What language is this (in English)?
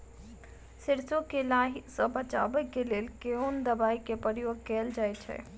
Maithili